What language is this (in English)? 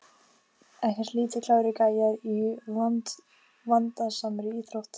Icelandic